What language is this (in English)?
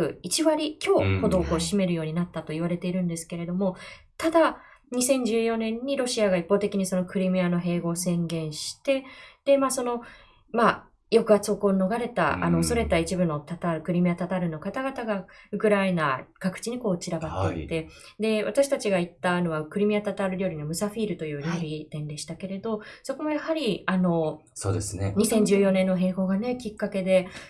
Japanese